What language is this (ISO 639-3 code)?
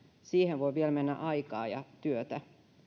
fin